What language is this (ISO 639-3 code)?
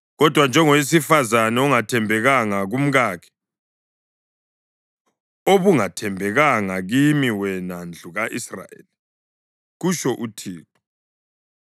nde